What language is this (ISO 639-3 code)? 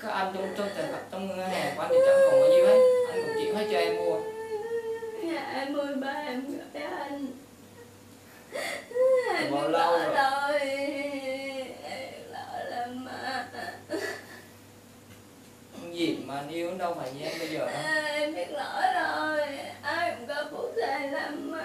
vie